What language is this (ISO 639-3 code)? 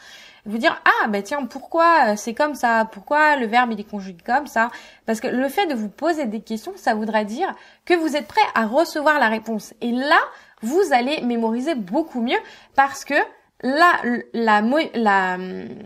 fra